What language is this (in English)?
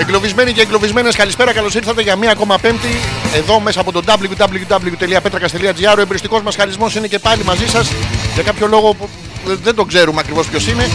Greek